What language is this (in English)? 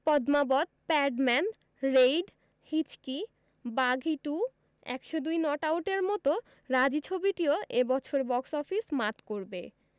Bangla